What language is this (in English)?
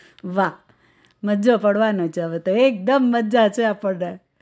Gujarati